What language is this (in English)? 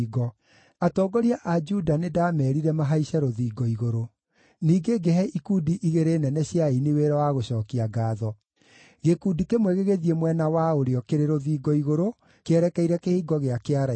Kikuyu